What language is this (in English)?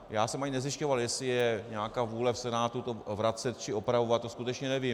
Czech